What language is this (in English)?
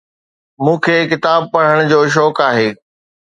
Sindhi